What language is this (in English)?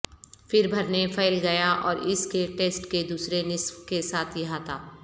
Urdu